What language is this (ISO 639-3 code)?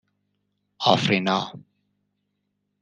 fas